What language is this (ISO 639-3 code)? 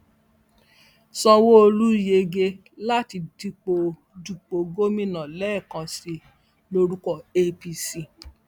yor